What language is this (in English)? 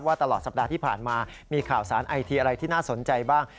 Thai